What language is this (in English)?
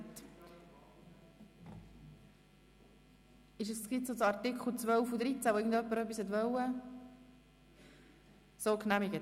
Swiss German